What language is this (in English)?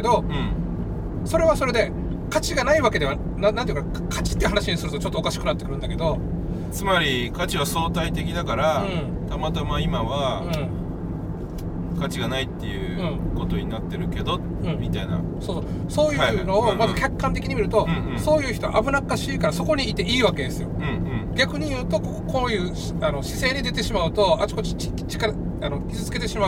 Japanese